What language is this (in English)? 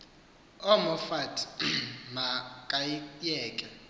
Xhosa